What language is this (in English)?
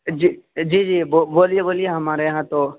Urdu